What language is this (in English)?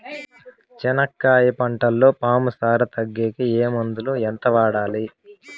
Telugu